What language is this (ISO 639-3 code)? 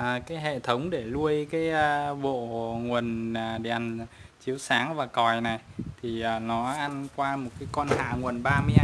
vie